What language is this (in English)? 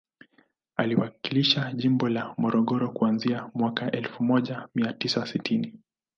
Swahili